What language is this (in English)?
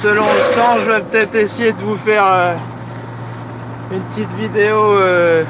French